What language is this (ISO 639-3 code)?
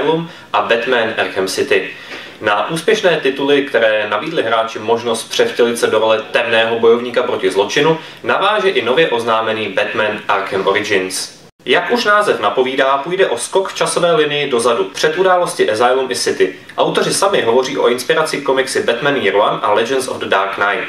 ces